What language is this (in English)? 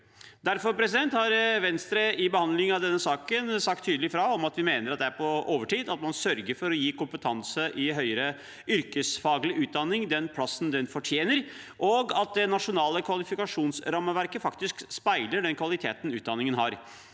Norwegian